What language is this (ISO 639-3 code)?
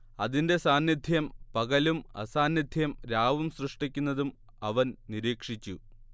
mal